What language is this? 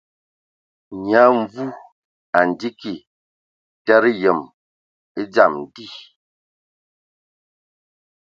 Ewondo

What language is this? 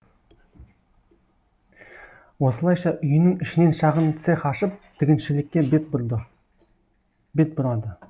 Kazakh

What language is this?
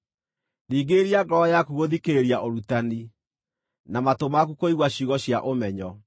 Kikuyu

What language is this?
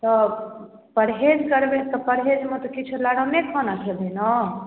Maithili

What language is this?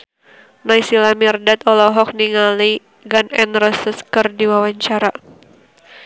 Sundanese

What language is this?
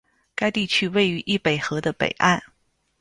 Chinese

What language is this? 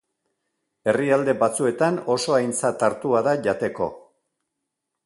Basque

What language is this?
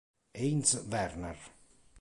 Italian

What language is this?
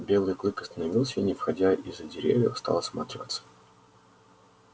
Russian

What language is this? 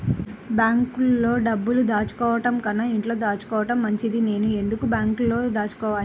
Telugu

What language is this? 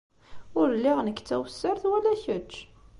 Kabyle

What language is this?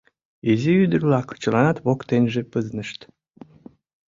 Mari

